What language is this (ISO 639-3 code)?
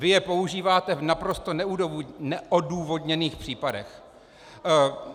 ces